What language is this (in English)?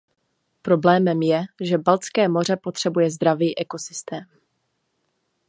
Czech